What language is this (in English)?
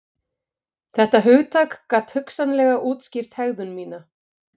Icelandic